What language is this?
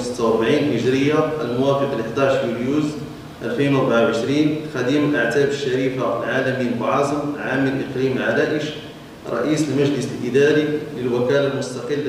Arabic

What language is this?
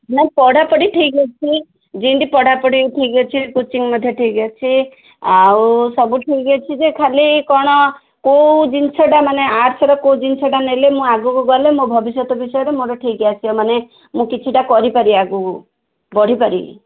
Odia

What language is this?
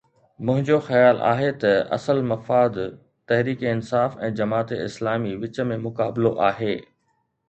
Sindhi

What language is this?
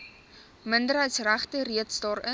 Afrikaans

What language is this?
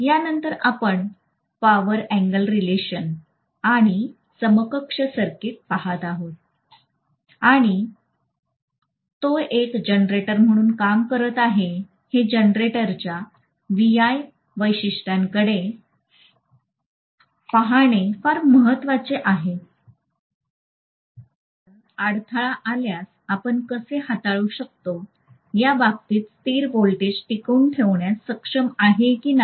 Marathi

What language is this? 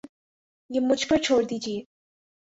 Urdu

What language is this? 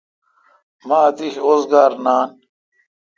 Kalkoti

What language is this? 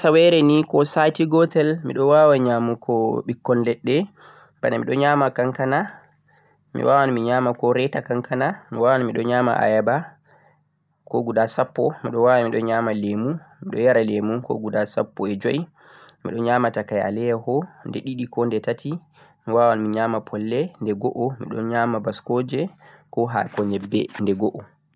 Central-Eastern Niger Fulfulde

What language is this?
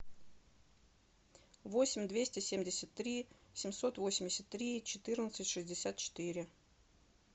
Russian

